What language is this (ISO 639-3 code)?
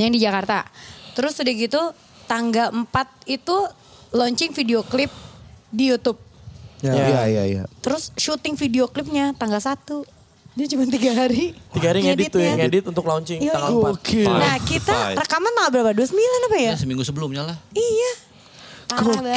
ind